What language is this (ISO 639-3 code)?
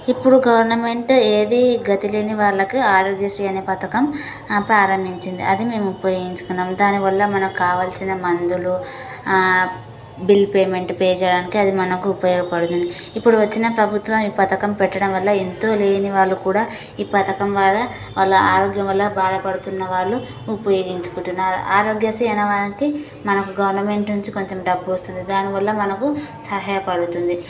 tel